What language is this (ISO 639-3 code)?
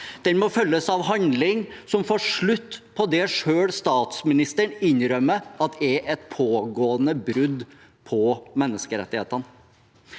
nor